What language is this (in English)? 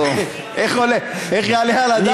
Hebrew